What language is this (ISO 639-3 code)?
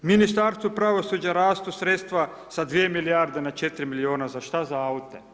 hrv